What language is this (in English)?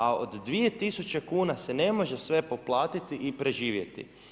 Croatian